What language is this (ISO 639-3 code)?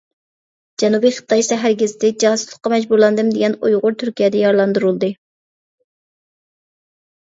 uig